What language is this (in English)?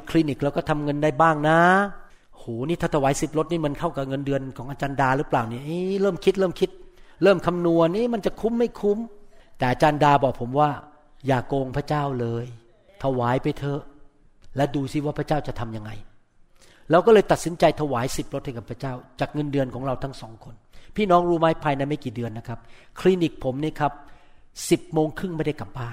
Thai